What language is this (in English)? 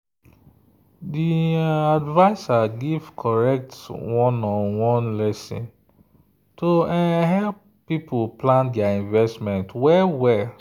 Nigerian Pidgin